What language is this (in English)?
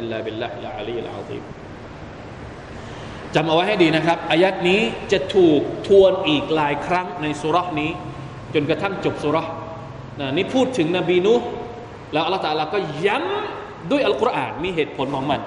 Thai